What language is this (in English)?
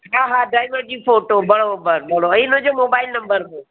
Sindhi